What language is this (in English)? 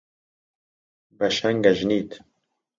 Central Kurdish